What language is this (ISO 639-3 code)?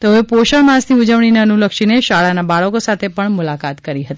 guj